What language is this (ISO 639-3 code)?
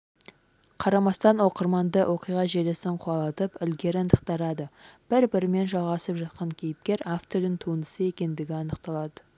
kaz